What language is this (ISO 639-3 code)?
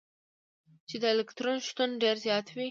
pus